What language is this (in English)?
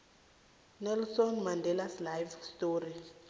South Ndebele